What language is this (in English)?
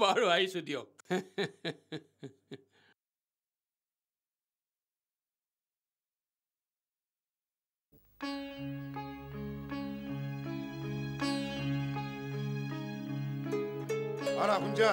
Bangla